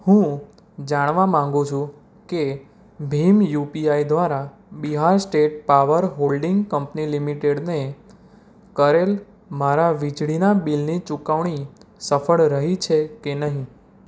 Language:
Gujarati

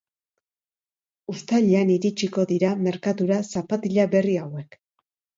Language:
Basque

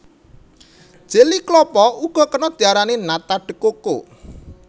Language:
Javanese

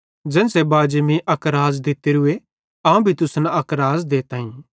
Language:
Bhadrawahi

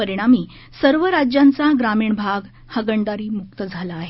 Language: Marathi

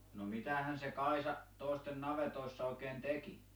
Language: Finnish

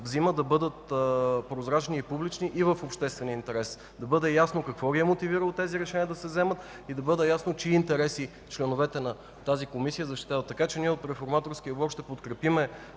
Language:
Bulgarian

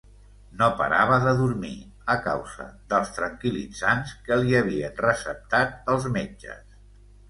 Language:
Catalan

